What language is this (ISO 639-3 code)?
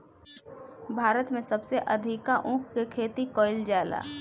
bho